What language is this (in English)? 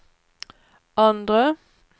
Swedish